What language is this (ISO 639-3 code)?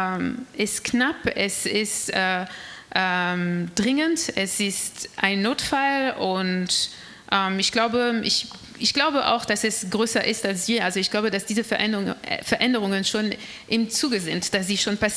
deu